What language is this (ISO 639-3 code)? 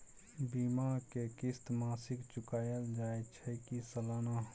mai